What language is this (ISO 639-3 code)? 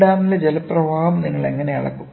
mal